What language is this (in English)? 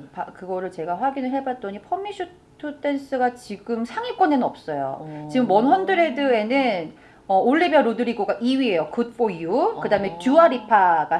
Korean